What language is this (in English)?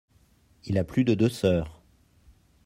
French